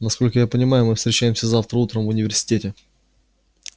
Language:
Russian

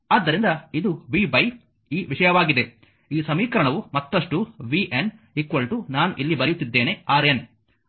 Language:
Kannada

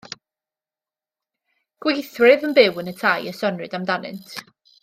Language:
Welsh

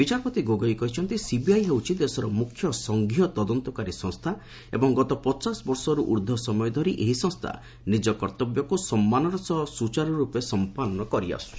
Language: Odia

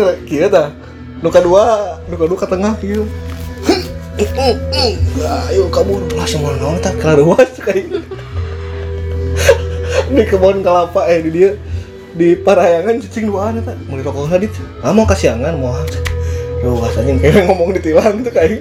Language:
Indonesian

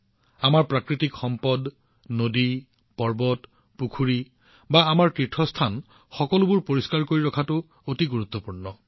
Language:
Assamese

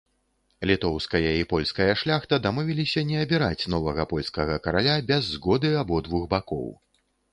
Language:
Belarusian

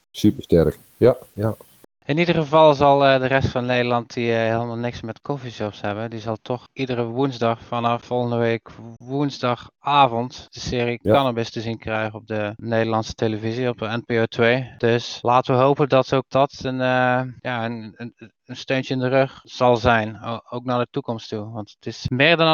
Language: Dutch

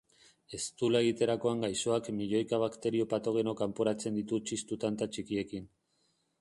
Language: Basque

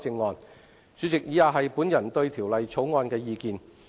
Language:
Cantonese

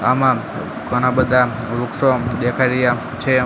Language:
Gujarati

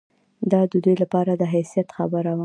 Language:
Pashto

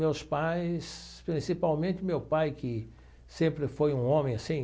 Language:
Portuguese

